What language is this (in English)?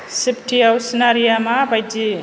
Bodo